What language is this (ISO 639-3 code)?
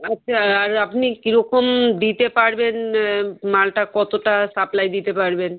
ben